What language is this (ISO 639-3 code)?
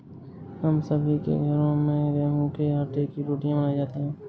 hin